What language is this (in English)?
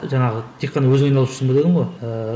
Kazakh